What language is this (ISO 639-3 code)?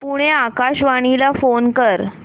mar